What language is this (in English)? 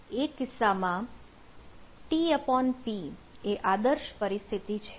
Gujarati